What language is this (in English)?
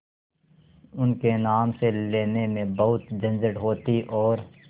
Hindi